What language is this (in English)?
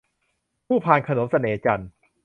Thai